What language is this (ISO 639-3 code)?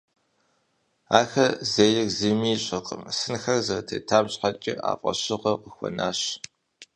kbd